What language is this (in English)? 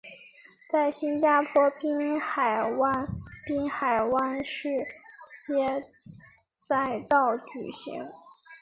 Chinese